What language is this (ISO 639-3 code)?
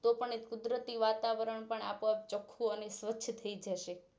guj